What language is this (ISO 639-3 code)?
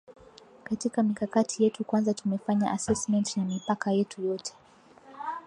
swa